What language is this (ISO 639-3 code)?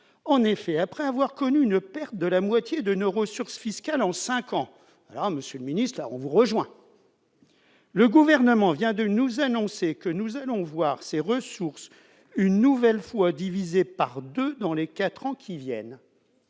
fra